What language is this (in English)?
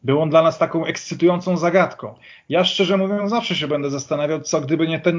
Polish